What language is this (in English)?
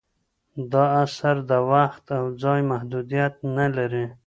Pashto